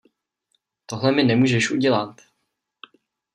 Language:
Czech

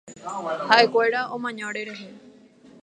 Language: Guarani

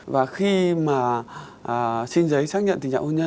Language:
Vietnamese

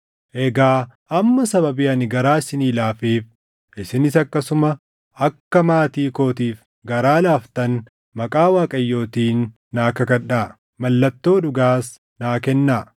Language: Oromo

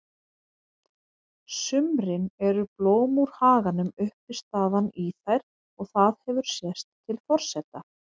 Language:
Icelandic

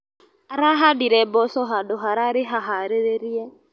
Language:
Kikuyu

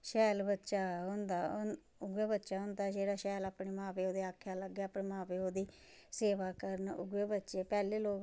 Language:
Dogri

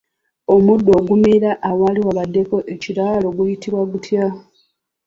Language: Ganda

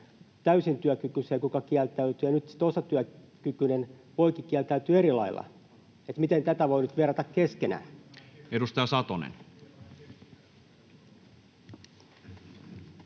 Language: Finnish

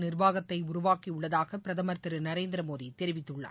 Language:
Tamil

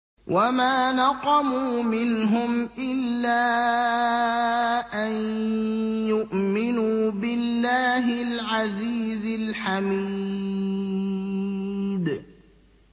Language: Arabic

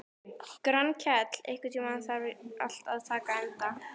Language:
Icelandic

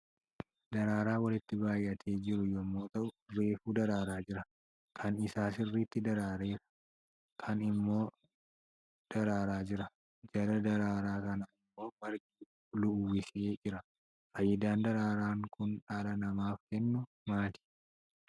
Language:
Oromo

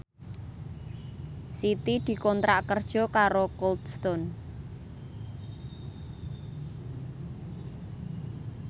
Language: Javanese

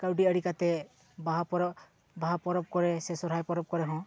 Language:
Santali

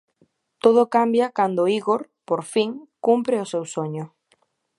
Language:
Galician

